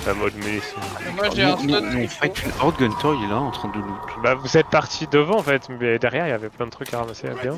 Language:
French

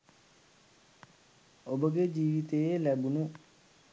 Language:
Sinhala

